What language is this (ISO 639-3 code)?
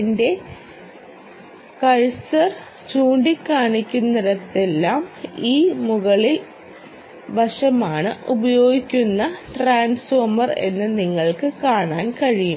mal